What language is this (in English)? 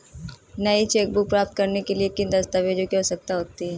Hindi